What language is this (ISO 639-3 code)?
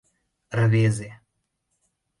chm